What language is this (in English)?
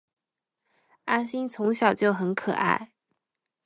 Chinese